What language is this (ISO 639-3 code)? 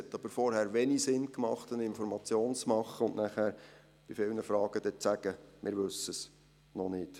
gsw